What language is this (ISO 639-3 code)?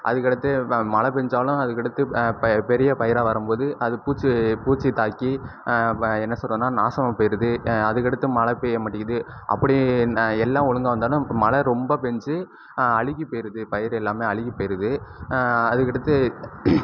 tam